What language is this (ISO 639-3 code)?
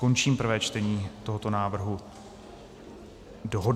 ces